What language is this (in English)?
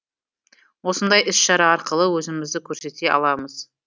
Kazakh